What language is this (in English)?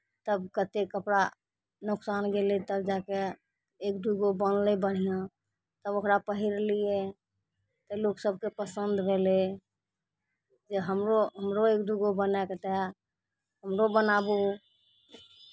Maithili